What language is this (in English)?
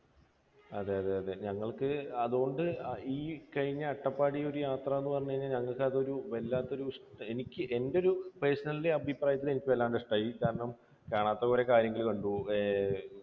Malayalam